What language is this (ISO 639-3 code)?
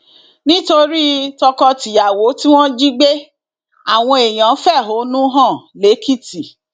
yor